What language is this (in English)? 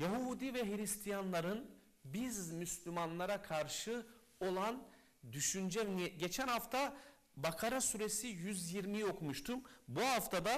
Turkish